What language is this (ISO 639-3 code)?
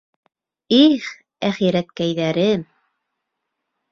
bak